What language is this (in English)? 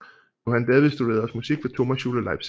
Danish